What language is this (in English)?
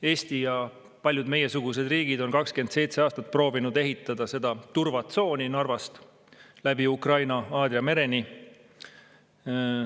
Estonian